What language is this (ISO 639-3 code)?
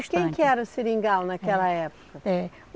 por